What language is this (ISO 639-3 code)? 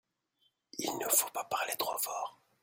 fra